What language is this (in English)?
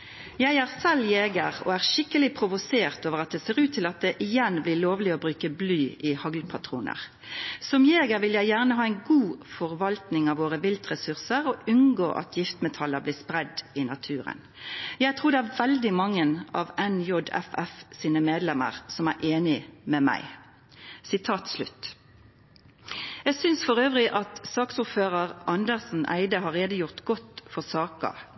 Norwegian Nynorsk